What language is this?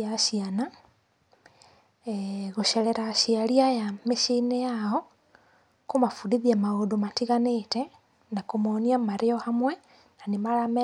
Kikuyu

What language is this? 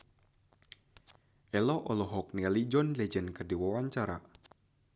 Sundanese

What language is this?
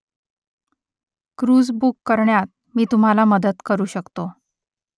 Marathi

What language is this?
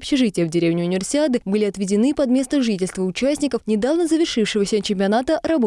Russian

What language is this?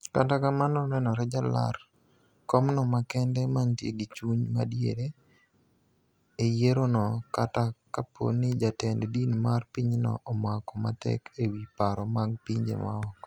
Luo (Kenya and Tanzania)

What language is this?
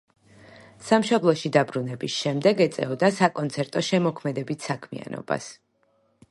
Georgian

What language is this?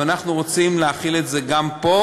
Hebrew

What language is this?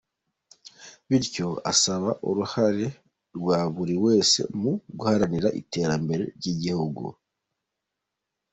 Kinyarwanda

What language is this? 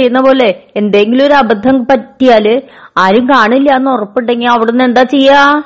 Malayalam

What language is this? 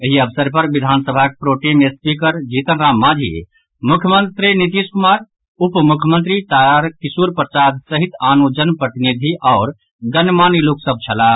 Maithili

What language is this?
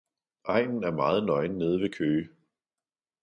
Danish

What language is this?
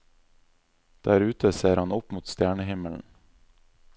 Norwegian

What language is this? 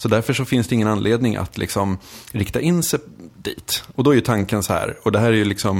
Swedish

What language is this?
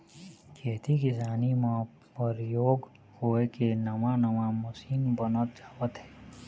Chhattisgarhi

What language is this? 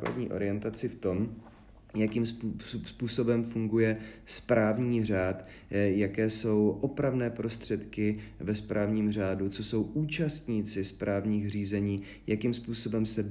Czech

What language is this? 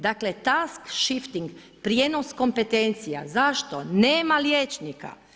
Croatian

